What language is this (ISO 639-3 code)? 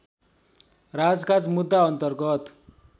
nep